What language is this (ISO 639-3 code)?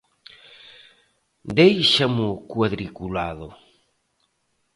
glg